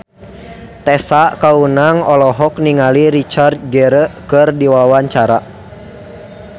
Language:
Sundanese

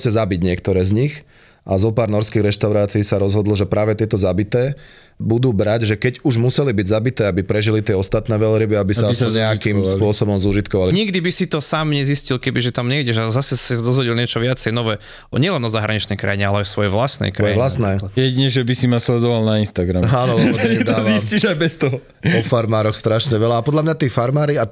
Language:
Slovak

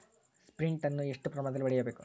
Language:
Kannada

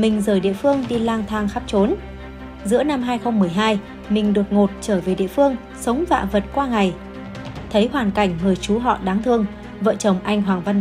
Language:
Vietnamese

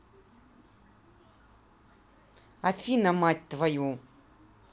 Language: Russian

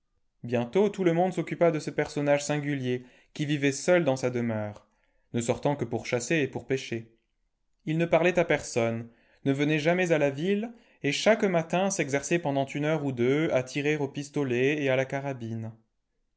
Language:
French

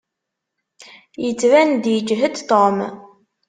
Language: Kabyle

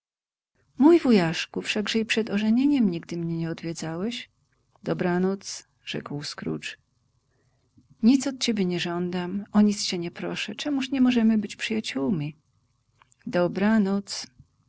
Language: Polish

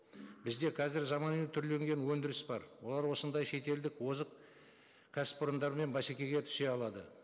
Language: Kazakh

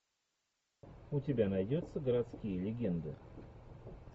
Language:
Russian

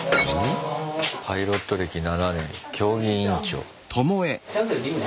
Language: Japanese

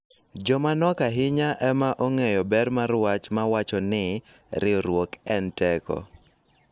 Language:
Luo (Kenya and Tanzania)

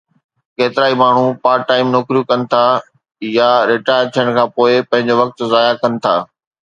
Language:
Sindhi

